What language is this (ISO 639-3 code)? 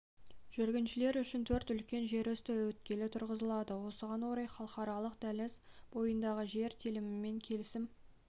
kaz